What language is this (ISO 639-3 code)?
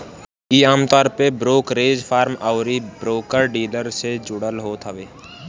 bho